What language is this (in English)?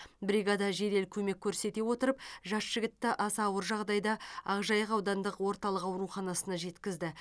Kazakh